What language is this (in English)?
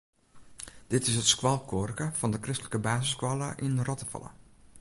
Western Frisian